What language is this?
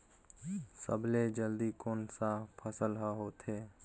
Chhattisgarhi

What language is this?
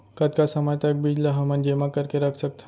Chhattisgarhi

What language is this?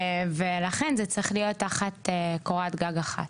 Hebrew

